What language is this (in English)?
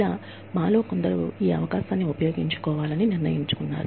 Telugu